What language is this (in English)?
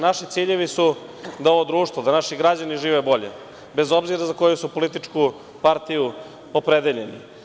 Serbian